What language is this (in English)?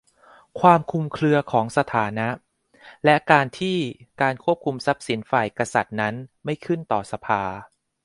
Thai